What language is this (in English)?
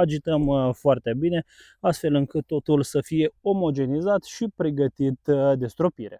Romanian